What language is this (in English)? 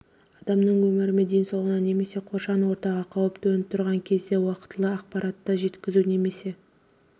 Kazakh